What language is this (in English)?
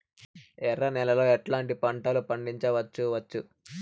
Telugu